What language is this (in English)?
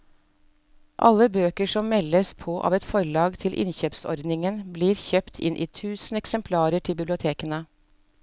Norwegian